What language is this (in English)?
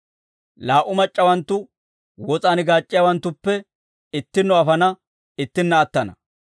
Dawro